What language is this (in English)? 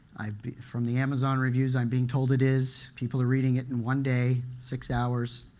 English